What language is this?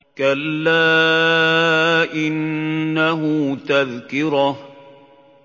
Arabic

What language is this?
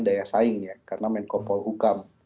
Indonesian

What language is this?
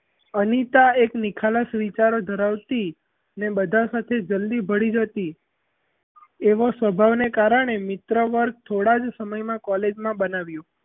Gujarati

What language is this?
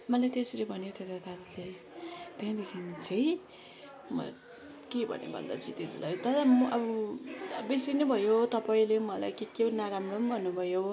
Nepali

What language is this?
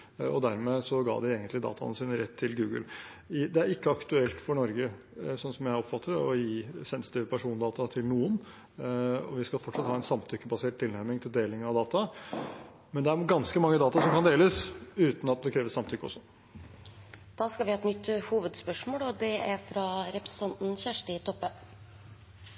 Norwegian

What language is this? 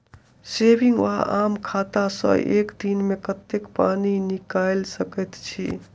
Maithili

